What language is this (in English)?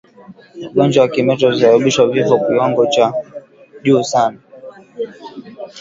Swahili